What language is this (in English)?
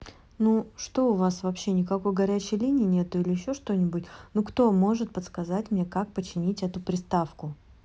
Russian